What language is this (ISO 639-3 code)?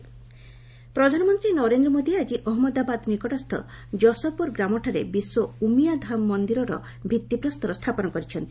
ori